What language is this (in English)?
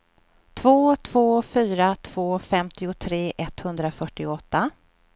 Swedish